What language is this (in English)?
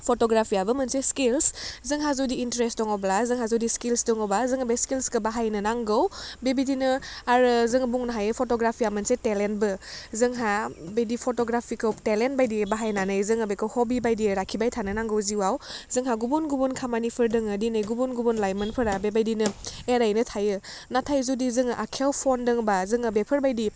Bodo